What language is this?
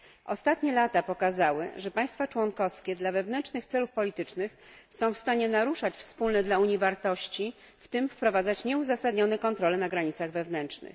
Polish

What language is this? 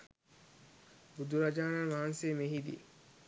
Sinhala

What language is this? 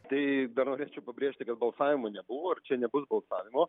Lithuanian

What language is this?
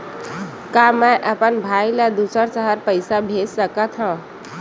Chhattisgarhi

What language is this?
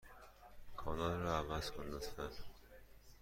Persian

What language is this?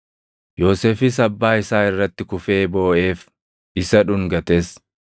Oromo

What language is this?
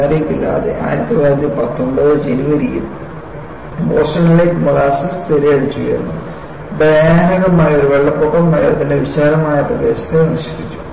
Malayalam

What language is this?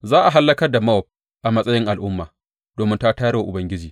Hausa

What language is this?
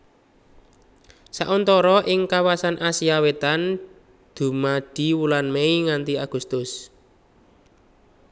Javanese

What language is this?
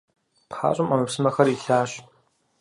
Kabardian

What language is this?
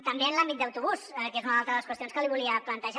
Catalan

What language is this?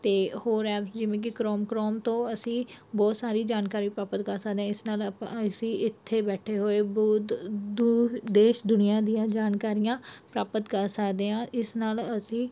Punjabi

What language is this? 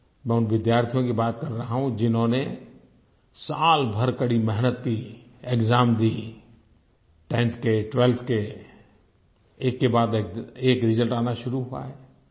Hindi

